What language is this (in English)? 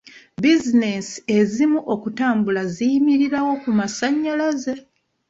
Ganda